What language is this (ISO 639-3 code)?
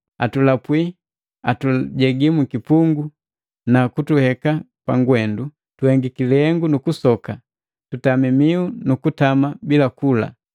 mgv